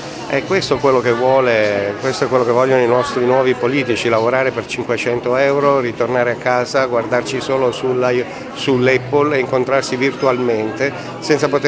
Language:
Italian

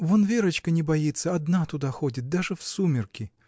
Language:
Russian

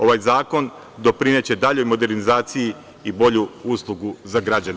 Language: Serbian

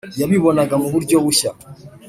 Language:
Kinyarwanda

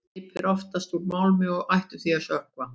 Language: Icelandic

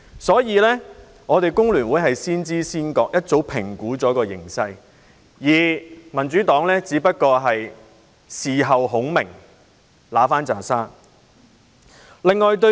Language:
Cantonese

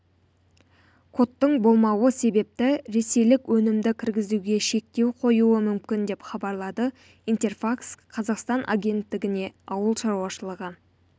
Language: Kazakh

